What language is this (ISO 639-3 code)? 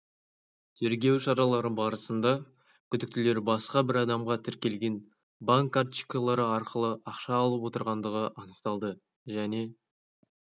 kaz